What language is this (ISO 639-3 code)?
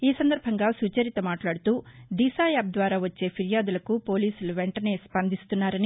tel